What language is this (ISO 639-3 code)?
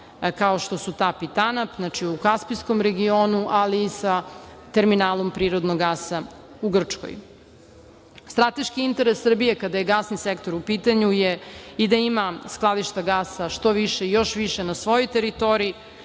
srp